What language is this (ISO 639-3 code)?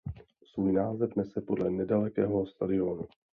ces